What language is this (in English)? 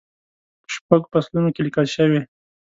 Pashto